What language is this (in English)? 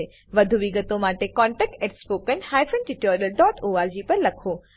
Gujarati